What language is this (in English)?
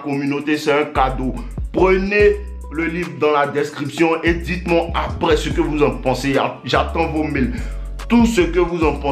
French